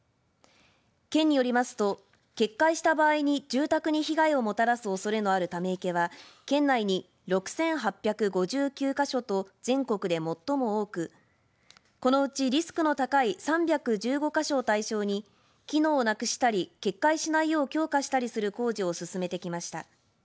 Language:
Japanese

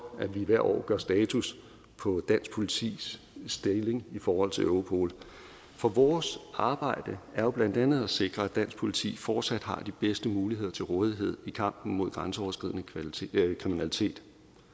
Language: Danish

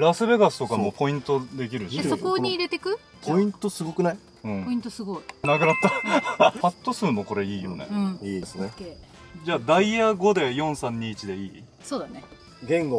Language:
Japanese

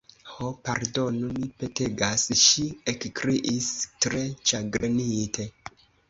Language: Esperanto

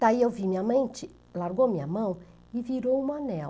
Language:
Portuguese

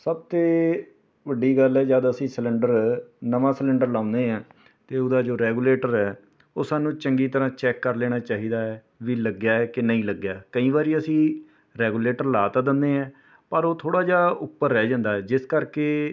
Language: Punjabi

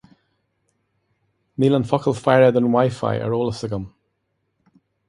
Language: Irish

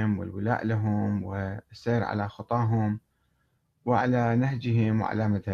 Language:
Arabic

